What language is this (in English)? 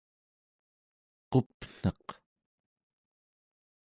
Central Yupik